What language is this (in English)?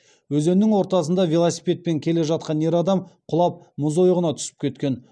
Kazakh